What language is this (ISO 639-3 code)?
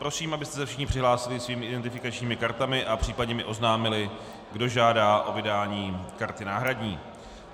ces